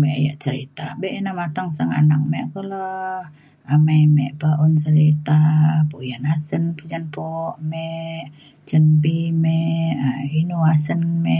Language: Mainstream Kenyah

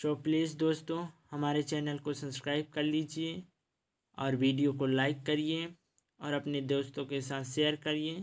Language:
Hindi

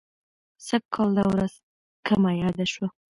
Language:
Pashto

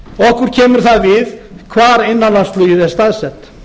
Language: Icelandic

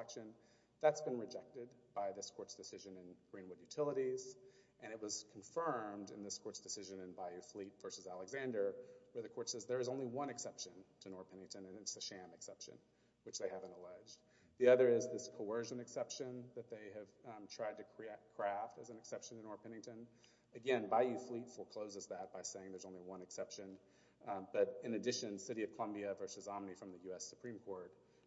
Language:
English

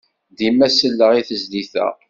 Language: Kabyle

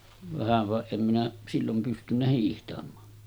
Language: Finnish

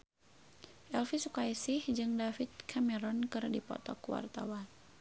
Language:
Sundanese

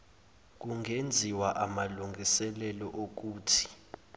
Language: Zulu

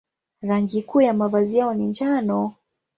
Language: Swahili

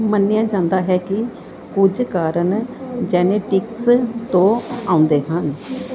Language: Punjabi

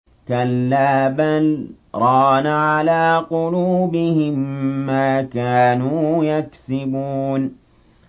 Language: Arabic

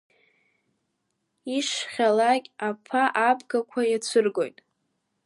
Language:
Abkhazian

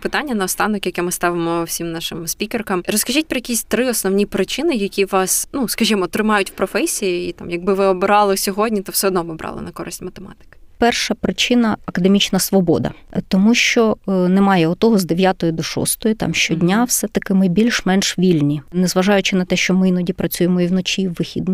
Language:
Ukrainian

